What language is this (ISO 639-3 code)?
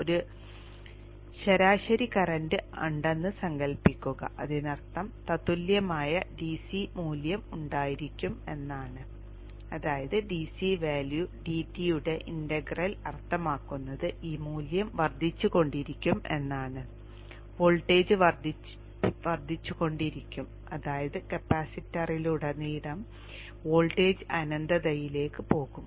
mal